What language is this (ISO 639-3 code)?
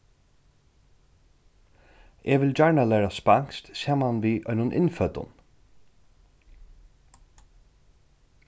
fao